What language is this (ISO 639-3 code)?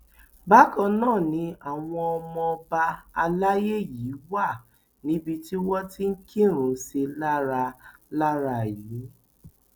yor